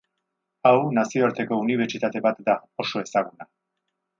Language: Basque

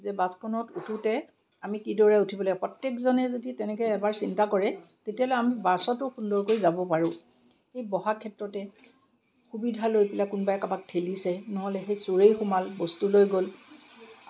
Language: Assamese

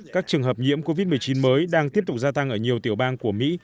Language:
Vietnamese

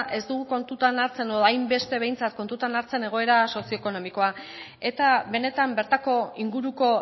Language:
Basque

